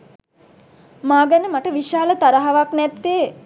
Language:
Sinhala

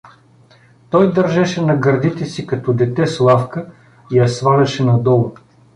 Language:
Bulgarian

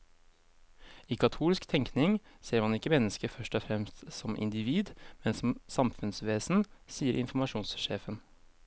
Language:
Norwegian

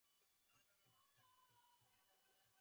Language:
Bangla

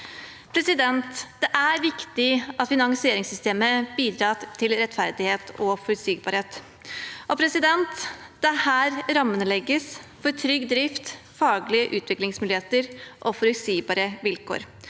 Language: Norwegian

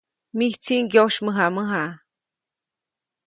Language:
Copainalá Zoque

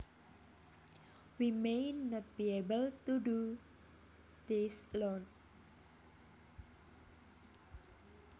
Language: Javanese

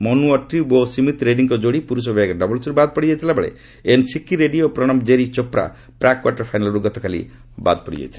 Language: Odia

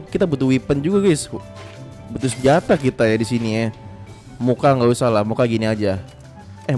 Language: Indonesian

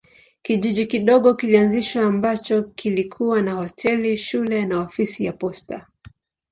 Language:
Swahili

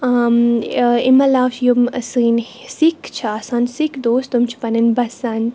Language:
Kashmiri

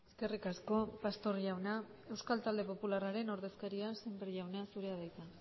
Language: Basque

